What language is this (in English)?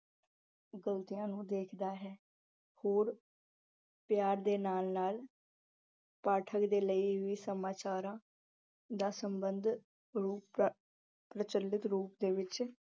Punjabi